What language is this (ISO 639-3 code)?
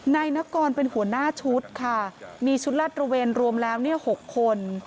tha